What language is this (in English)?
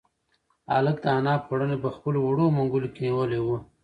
Pashto